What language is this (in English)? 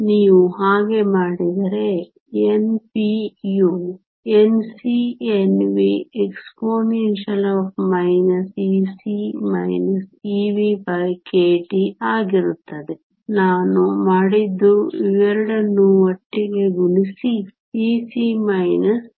Kannada